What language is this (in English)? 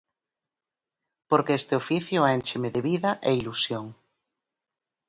Galician